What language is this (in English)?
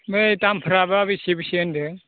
Bodo